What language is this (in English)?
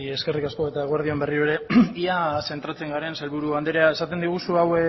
Basque